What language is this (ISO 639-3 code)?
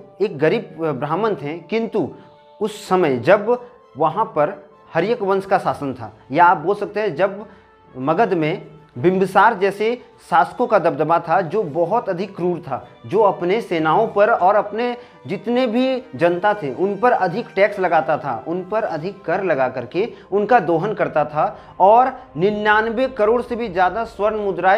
hin